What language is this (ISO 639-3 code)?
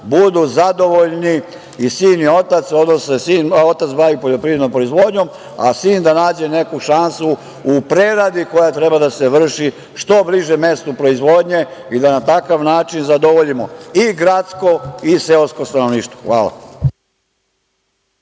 srp